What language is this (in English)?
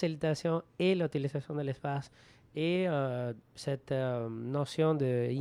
French